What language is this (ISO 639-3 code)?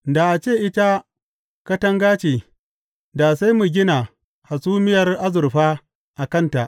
hau